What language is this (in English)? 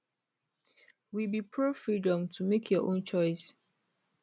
Nigerian Pidgin